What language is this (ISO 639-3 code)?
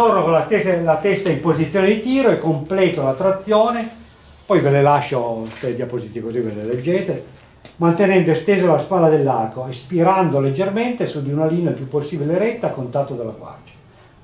ita